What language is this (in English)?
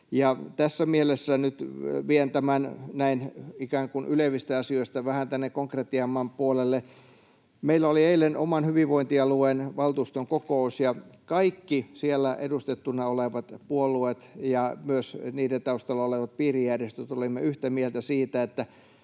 Finnish